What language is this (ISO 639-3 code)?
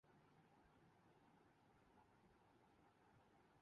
urd